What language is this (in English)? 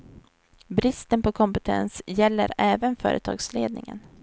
Swedish